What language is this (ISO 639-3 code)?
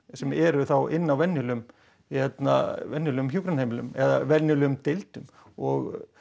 isl